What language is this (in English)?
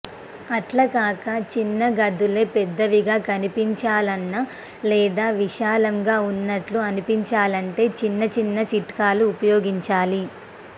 Telugu